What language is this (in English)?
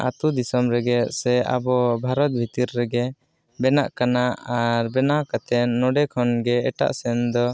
Santali